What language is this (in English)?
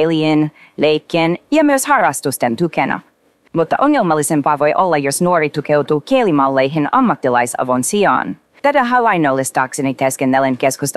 Finnish